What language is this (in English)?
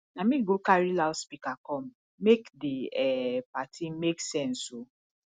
Nigerian Pidgin